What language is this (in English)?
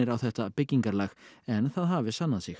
Icelandic